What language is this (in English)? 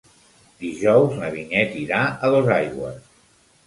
Catalan